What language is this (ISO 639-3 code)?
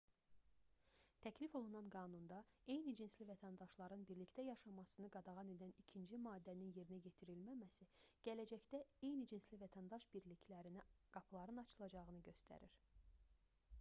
aze